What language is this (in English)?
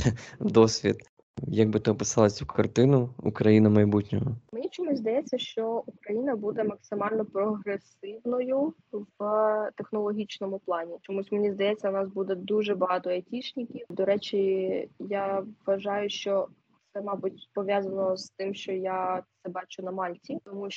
Ukrainian